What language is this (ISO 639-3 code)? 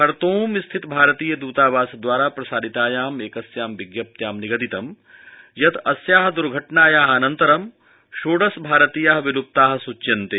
san